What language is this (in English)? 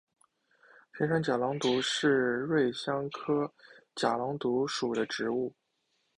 Chinese